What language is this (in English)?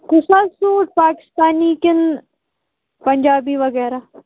Kashmiri